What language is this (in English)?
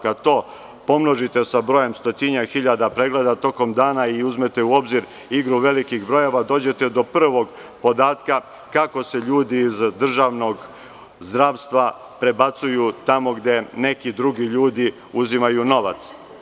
Serbian